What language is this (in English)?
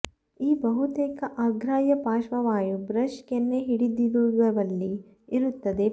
Kannada